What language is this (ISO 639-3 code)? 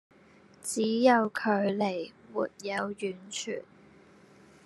zho